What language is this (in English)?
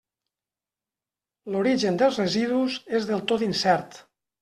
Catalan